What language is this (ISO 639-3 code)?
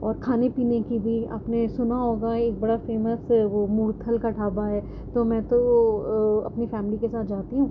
urd